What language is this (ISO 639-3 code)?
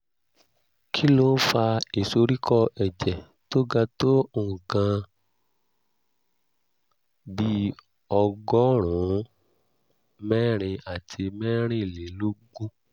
yor